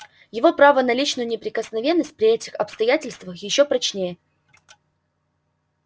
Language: Russian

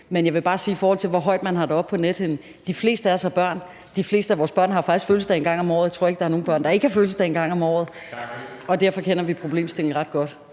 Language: Danish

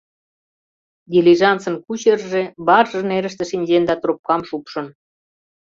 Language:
Mari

